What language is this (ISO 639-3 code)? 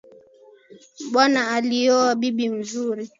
swa